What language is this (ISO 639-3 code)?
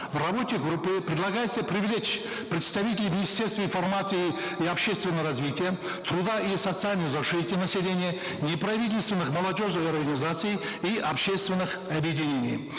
kaz